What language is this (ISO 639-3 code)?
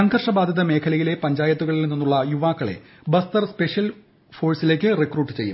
mal